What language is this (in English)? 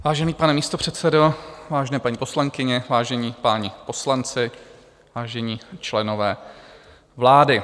Czech